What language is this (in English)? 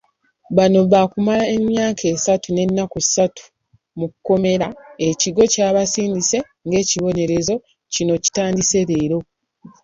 Ganda